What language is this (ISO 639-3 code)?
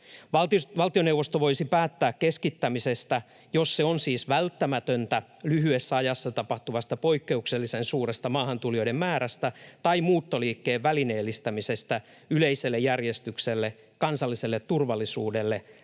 fin